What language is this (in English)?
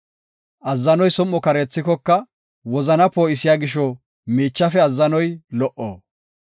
Gofa